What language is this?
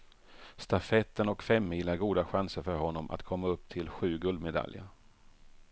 Swedish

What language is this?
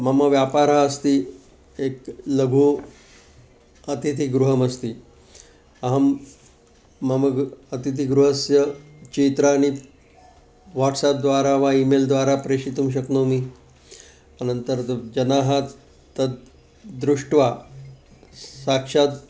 Sanskrit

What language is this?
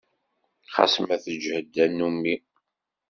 Kabyle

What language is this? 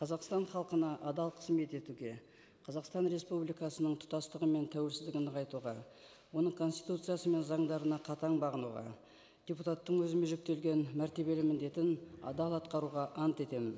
Kazakh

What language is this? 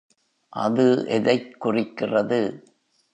Tamil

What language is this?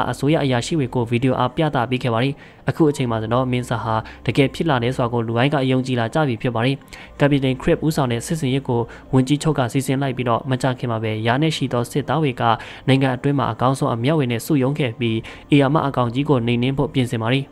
Thai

